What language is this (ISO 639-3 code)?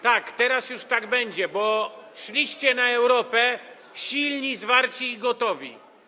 pol